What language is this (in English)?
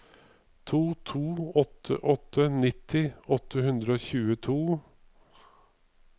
Norwegian